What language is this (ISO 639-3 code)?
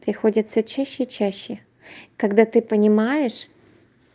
rus